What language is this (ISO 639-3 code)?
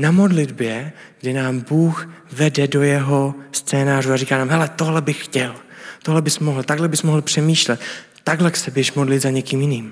ces